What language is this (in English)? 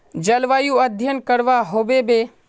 Magahi